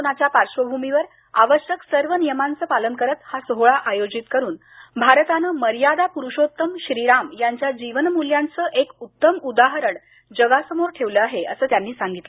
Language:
Marathi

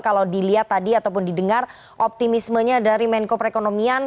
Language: Indonesian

